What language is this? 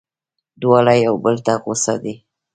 Pashto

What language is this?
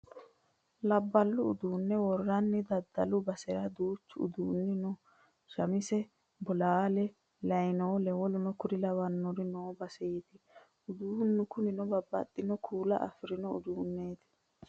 Sidamo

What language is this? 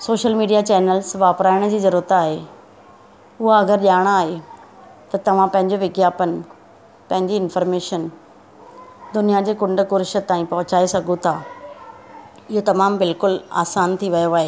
Sindhi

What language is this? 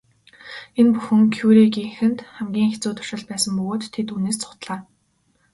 Mongolian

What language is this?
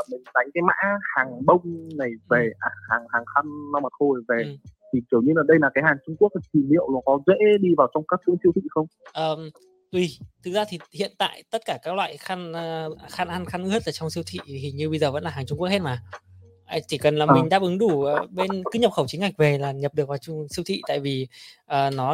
Vietnamese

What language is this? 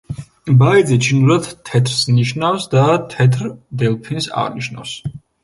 Georgian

